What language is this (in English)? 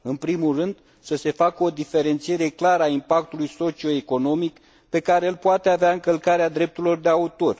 Romanian